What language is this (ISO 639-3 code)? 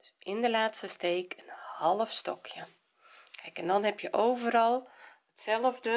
nld